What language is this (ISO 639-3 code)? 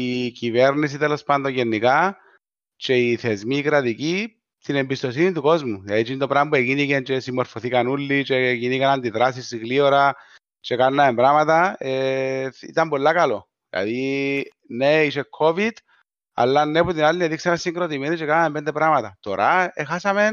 ell